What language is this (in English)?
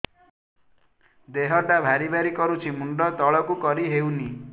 Odia